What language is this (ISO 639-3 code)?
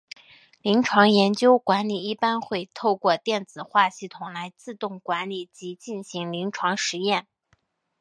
zho